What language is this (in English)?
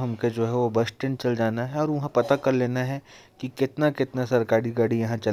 Korwa